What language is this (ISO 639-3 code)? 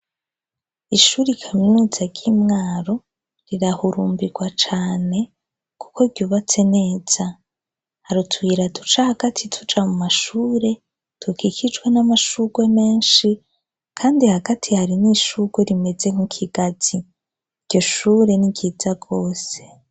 run